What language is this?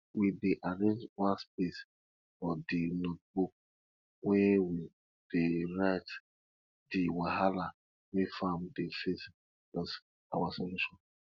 Nigerian Pidgin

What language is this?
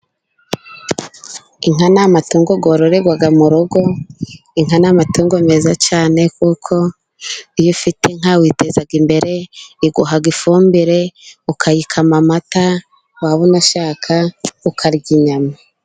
Kinyarwanda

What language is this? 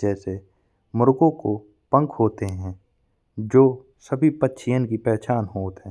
Bundeli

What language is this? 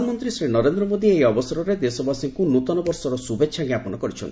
Odia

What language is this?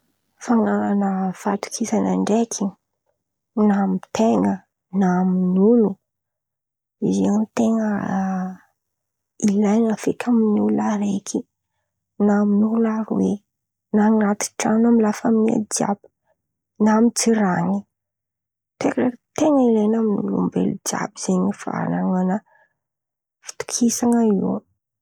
Antankarana Malagasy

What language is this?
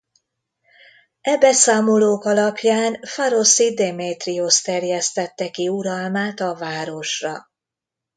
Hungarian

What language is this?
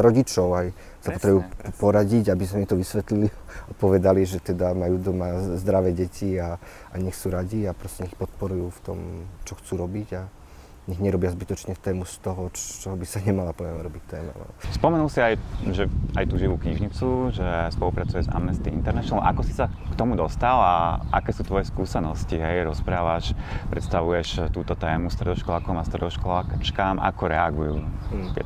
Slovak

